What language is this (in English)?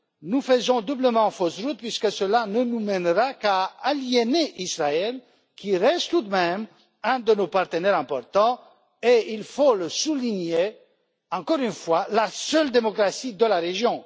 French